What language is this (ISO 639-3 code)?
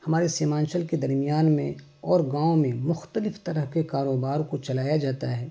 urd